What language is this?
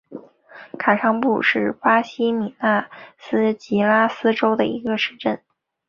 Chinese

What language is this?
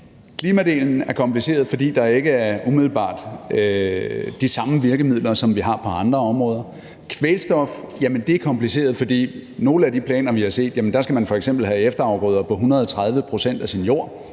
Danish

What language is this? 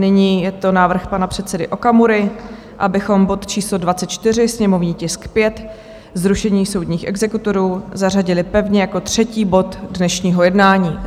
Czech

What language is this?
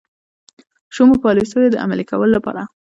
Pashto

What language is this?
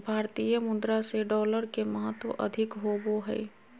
Magahi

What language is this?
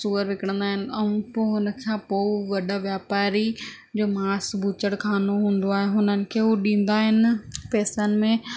Sindhi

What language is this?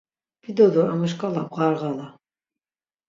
Laz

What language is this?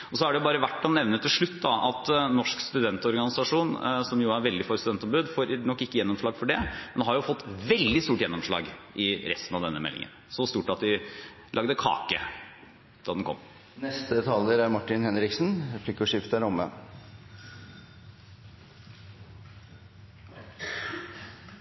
Norwegian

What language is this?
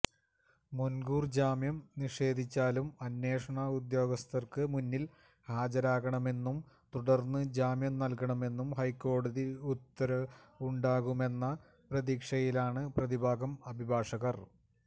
Malayalam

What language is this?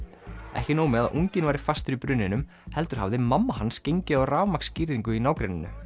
Icelandic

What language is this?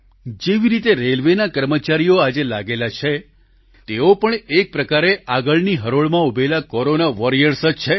Gujarati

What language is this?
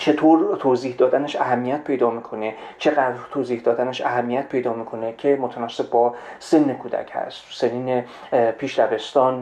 Persian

